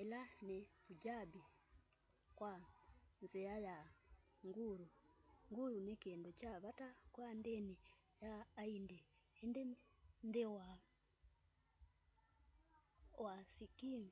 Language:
Kamba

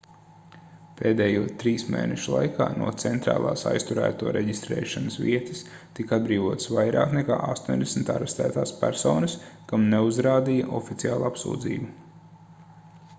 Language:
Latvian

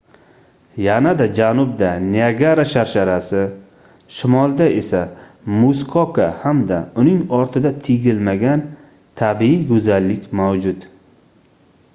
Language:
Uzbek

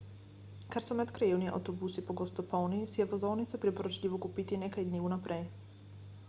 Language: Slovenian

